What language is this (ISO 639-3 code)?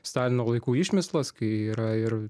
lit